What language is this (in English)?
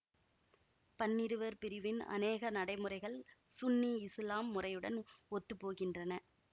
Tamil